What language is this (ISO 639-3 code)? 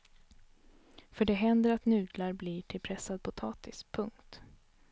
swe